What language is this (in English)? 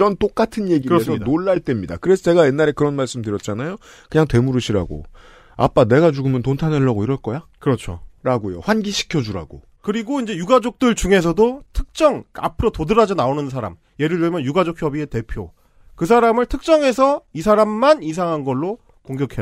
Korean